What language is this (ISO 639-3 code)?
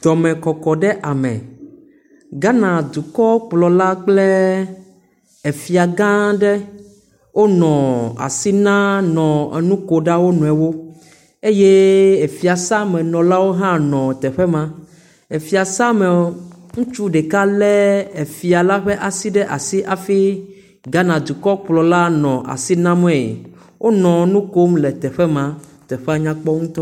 ewe